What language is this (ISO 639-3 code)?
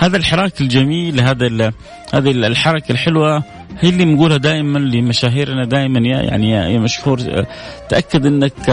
ara